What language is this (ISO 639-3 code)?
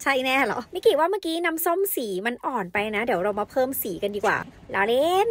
tha